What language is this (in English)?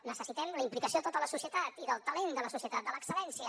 Catalan